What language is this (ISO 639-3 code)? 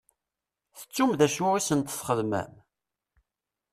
kab